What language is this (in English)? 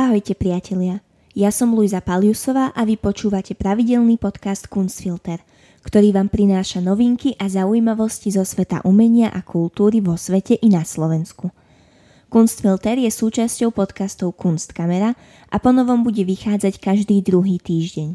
Slovak